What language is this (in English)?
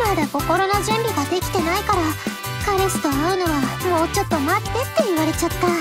Japanese